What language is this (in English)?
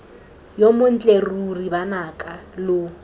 Tswana